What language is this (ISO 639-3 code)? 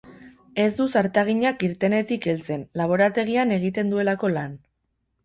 eus